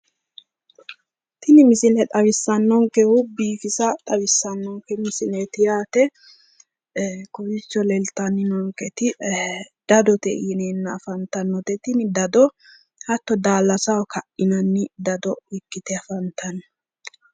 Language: Sidamo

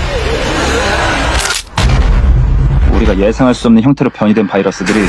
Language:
Korean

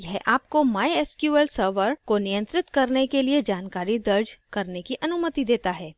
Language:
Hindi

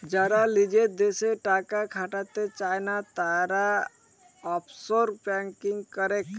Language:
Bangla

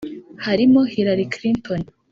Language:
Kinyarwanda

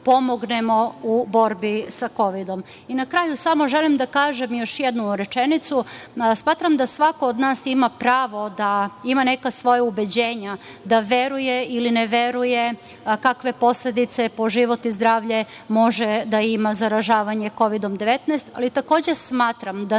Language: Serbian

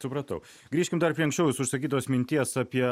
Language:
Lithuanian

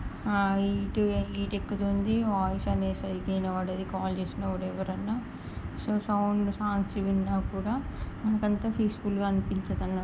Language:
Telugu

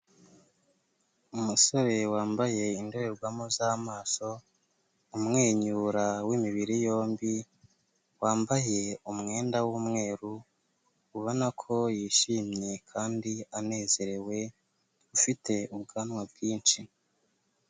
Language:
Kinyarwanda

